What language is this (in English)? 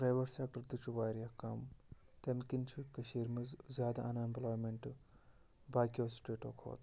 Kashmiri